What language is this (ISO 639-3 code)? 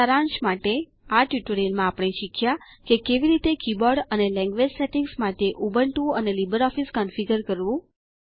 guj